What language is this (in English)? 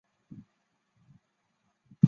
Chinese